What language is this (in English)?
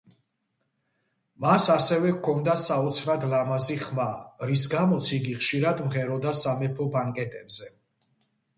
Georgian